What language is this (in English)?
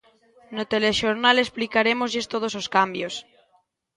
Galician